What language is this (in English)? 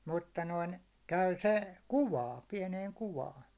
Finnish